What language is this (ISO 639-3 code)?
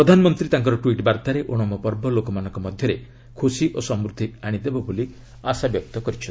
ori